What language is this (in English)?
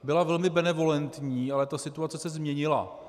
Czech